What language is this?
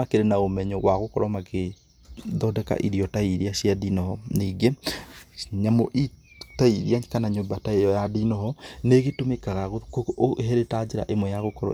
Kikuyu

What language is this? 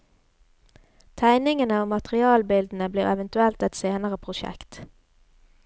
Norwegian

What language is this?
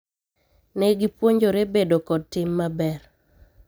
Luo (Kenya and Tanzania)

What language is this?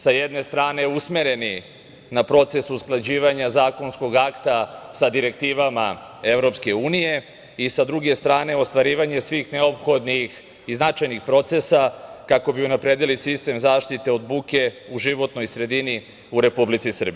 Serbian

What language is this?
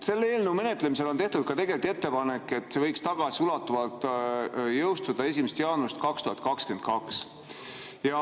Estonian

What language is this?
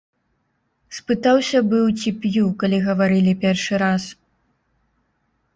Belarusian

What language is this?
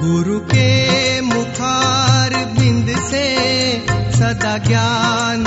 Hindi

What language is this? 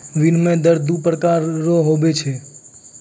Maithili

